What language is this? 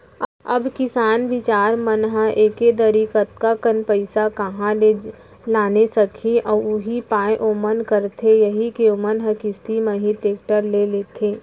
Chhattisgarhi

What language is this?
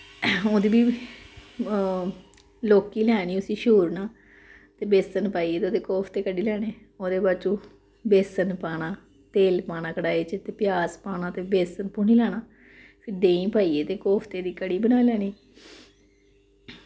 Dogri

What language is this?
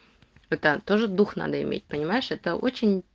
Russian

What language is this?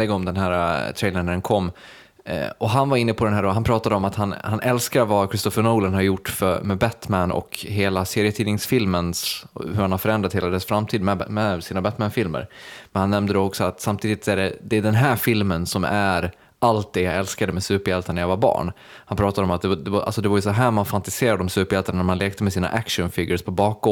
Swedish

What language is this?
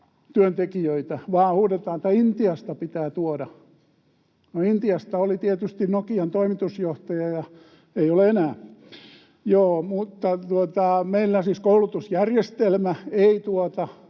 Finnish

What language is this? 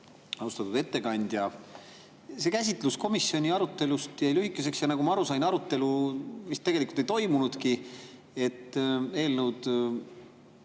Estonian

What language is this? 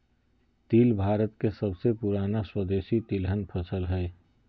Magahi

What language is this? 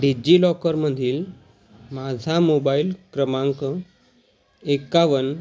Marathi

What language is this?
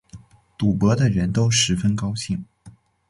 Chinese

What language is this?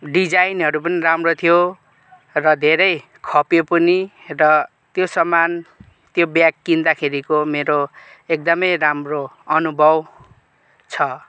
Nepali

